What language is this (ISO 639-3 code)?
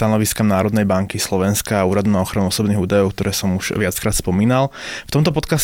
slk